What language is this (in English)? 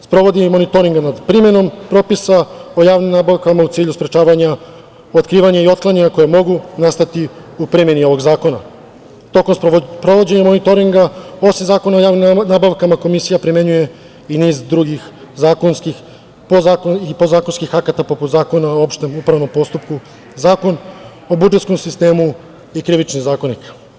Serbian